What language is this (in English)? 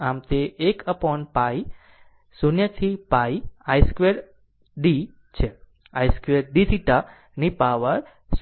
Gujarati